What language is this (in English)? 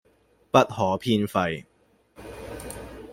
Cantonese